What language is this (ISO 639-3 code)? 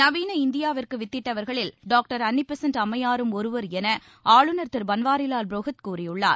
tam